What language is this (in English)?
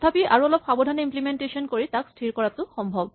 Assamese